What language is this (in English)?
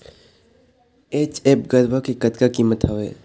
Chhattisgarhi